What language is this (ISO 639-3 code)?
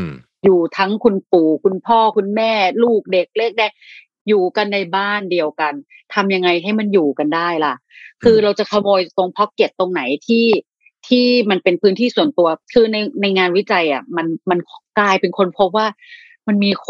tha